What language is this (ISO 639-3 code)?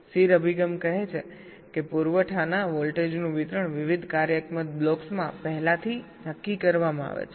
guj